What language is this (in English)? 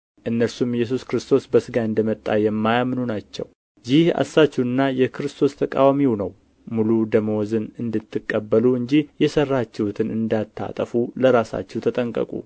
Amharic